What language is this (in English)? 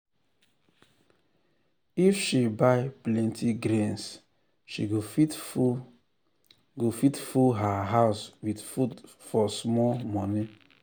Nigerian Pidgin